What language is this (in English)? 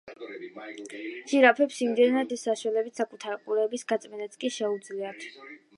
Georgian